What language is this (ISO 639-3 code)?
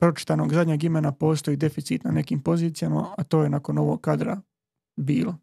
hrv